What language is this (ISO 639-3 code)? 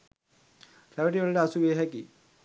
sin